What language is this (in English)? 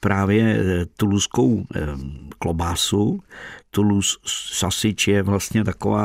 Czech